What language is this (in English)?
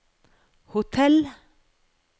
Norwegian